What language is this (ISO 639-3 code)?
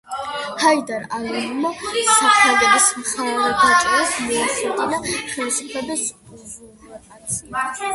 kat